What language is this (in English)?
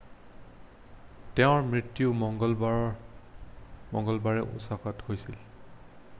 Assamese